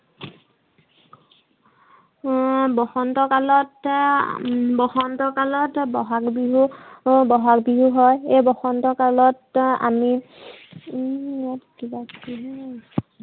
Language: Assamese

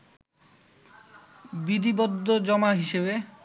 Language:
Bangla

